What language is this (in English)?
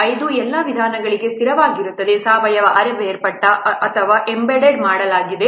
Kannada